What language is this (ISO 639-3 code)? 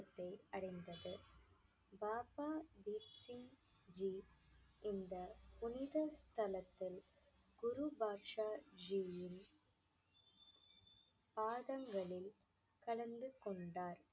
tam